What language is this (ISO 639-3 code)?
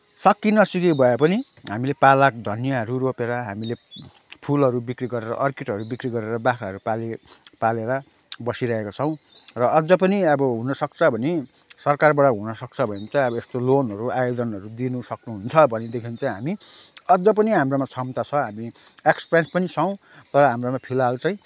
nep